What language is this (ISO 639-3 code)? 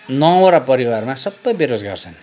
nep